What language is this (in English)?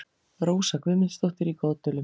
Icelandic